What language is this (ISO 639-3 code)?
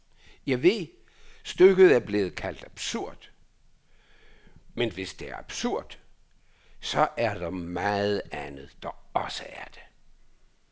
dan